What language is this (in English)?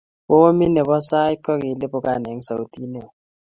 Kalenjin